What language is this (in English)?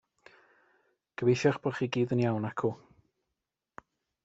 Welsh